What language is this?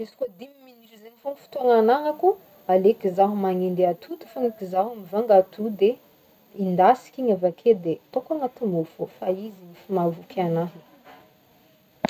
Northern Betsimisaraka Malagasy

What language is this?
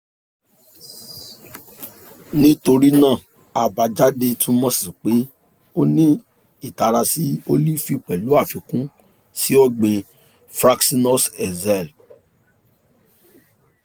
Yoruba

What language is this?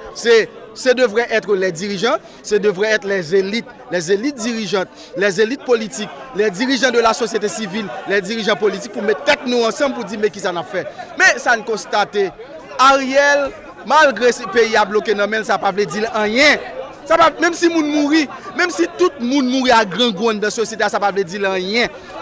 French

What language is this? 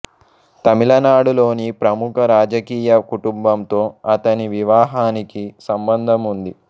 Telugu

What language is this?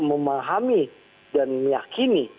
Indonesian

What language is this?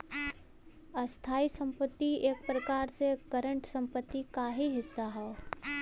Bhojpuri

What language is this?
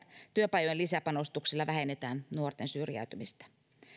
Finnish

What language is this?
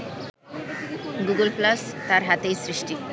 Bangla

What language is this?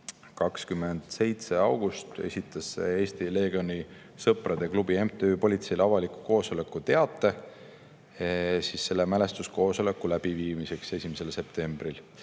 Estonian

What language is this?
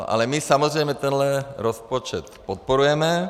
Czech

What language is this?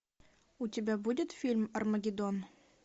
Russian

